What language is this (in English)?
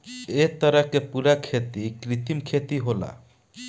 Bhojpuri